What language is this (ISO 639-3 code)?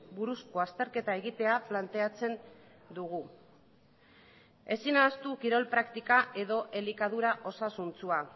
eus